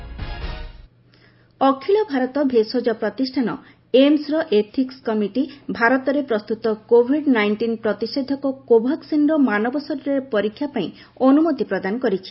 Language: Odia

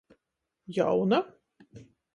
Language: Latgalian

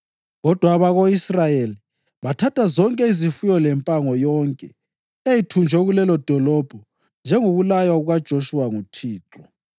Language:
North Ndebele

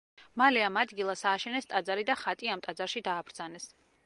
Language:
Georgian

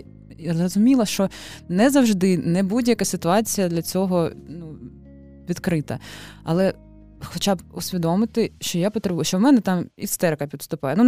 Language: Ukrainian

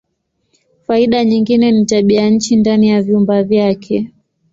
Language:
Swahili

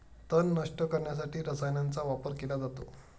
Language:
Marathi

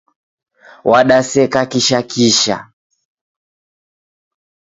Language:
Taita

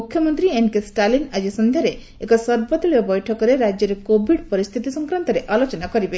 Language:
Odia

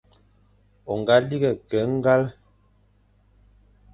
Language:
Fang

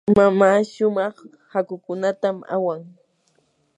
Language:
Yanahuanca Pasco Quechua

